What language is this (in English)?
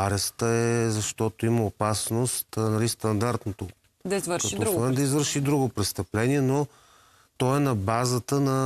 Bulgarian